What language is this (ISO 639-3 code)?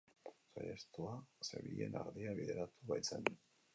eus